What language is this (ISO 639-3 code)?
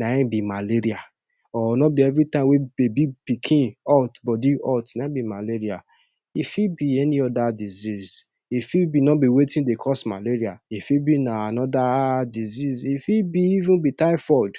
pcm